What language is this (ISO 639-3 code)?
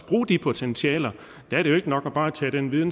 dan